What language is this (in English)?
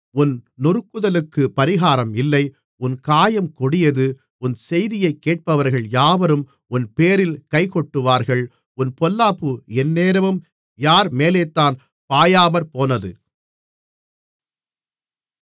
Tamil